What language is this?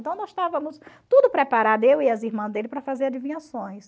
Portuguese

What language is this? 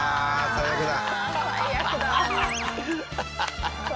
Japanese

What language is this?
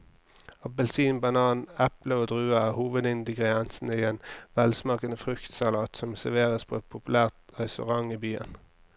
Norwegian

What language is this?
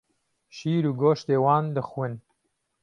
Kurdish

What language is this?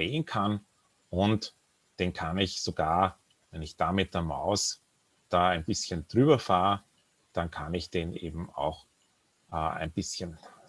German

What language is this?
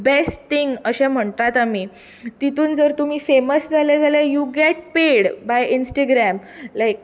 Konkani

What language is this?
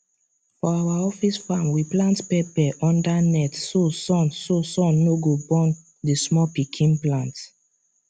Nigerian Pidgin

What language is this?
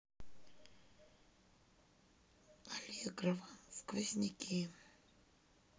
Russian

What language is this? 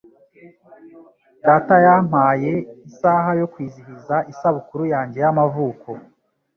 Kinyarwanda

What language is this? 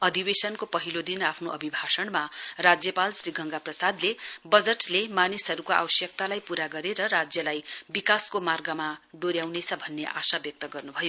Nepali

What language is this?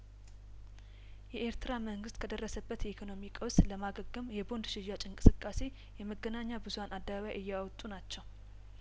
Amharic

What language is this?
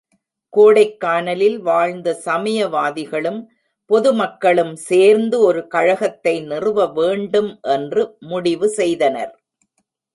Tamil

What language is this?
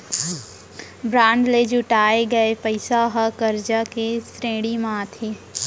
Chhattisgarhi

